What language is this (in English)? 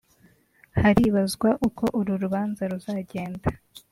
Kinyarwanda